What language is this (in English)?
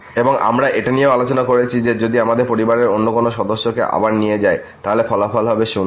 Bangla